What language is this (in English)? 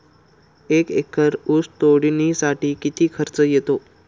Marathi